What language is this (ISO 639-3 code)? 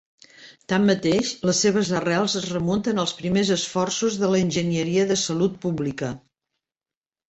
cat